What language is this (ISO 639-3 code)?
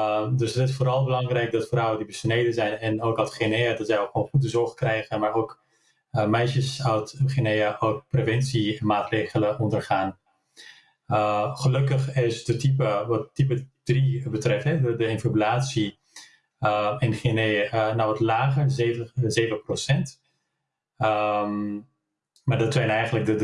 nld